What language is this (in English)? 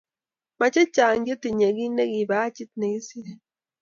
Kalenjin